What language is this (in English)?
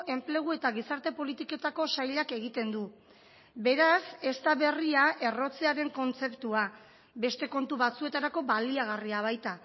Basque